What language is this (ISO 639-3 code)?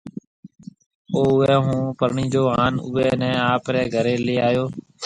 mve